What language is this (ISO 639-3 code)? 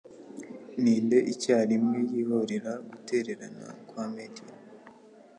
kin